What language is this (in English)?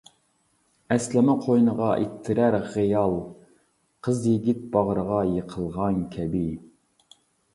Uyghur